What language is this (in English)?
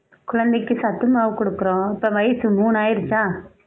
Tamil